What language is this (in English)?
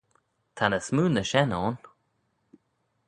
Manx